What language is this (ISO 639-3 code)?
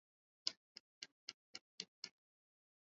swa